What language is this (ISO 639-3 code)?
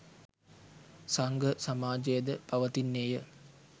sin